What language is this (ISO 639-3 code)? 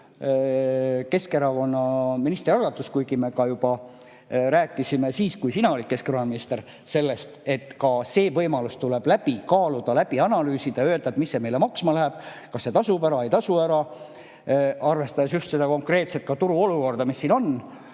est